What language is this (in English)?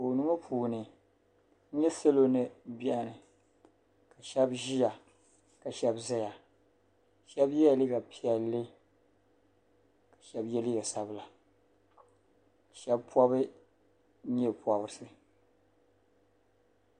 Dagbani